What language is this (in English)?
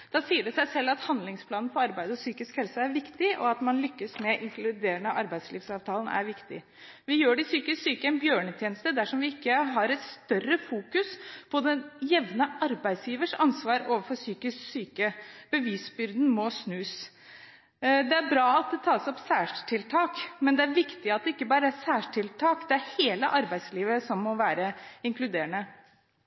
Norwegian Bokmål